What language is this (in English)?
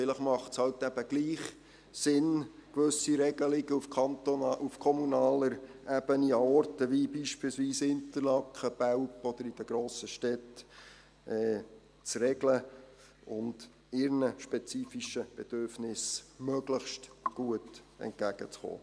Swiss German